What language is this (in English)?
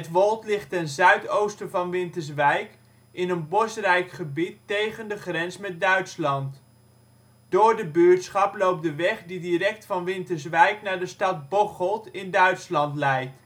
Dutch